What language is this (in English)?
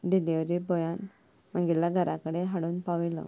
Konkani